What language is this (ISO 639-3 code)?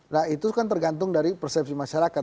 ind